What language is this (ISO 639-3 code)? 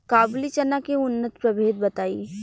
bho